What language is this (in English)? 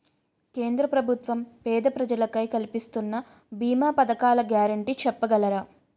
Telugu